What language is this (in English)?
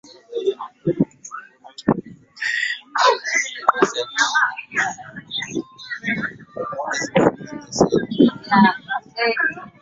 Swahili